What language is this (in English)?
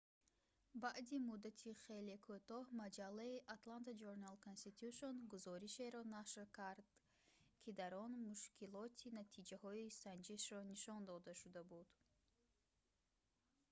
Tajik